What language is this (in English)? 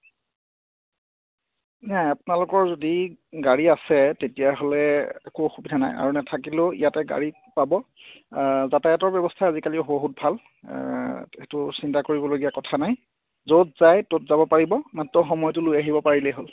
Assamese